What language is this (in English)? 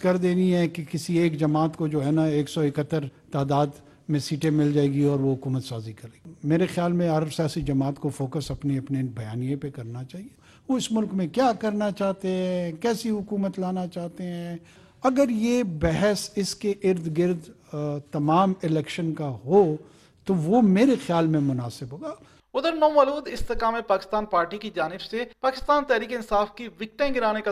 Urdu